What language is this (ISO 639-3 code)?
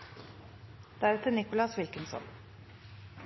nob